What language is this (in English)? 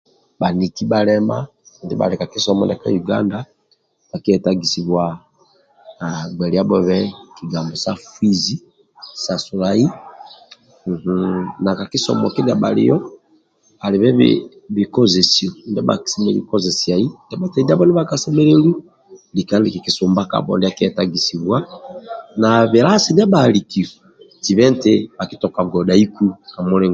Amba (Uganda)